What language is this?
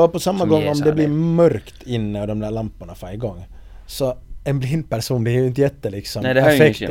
Swedish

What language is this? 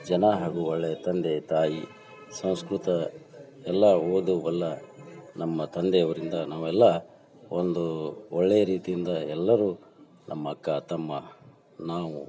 Kannada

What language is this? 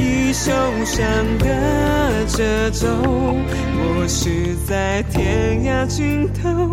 Chinese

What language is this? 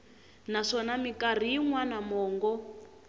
Tsonga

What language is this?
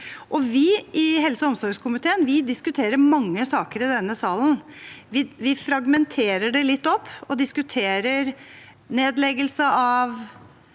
Norwegian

